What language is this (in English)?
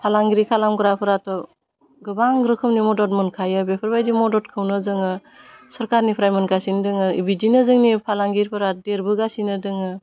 Bodo